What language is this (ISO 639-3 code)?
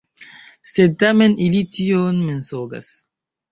epo